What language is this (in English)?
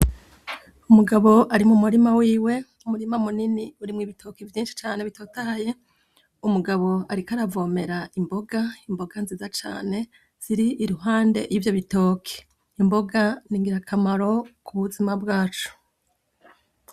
Rundi